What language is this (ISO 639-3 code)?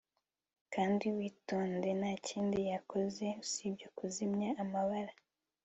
kin